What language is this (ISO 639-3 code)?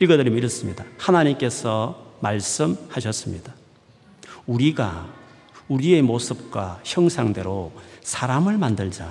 kor